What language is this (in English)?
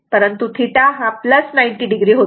Marathi